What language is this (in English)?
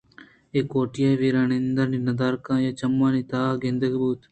Eastern Balochi